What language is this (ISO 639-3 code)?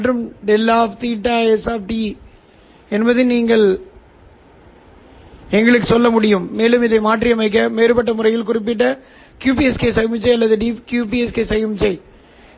tam